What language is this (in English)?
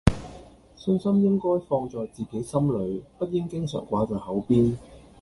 Cantonese